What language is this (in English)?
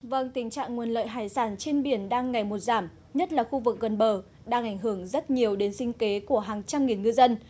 Vietnamese